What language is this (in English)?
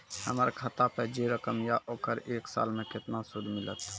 Maithili